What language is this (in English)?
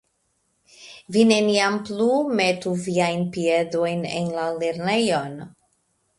Esperanto